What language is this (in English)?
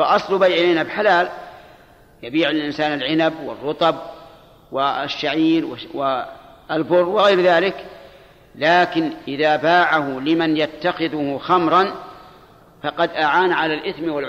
Arabic